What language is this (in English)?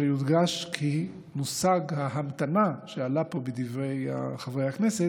Hebrew